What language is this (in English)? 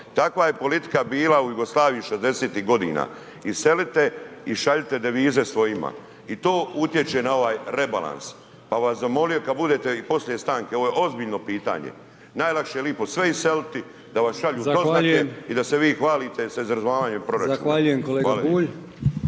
Croatian